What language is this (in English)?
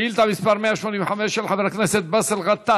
Hebrew